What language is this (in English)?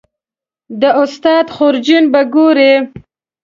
Pashto